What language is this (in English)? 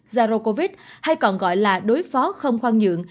Vietnamese